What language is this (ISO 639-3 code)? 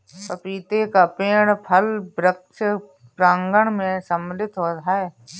hin